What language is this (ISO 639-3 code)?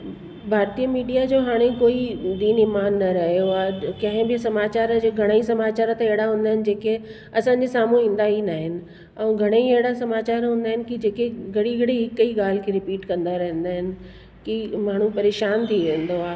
snd